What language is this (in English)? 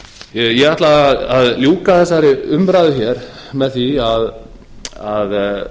Icelandic